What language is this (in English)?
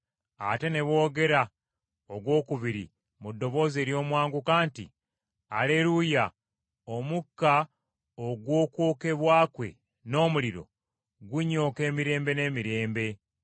Ganda